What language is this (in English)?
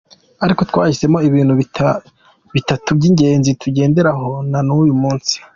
Kinyarwanda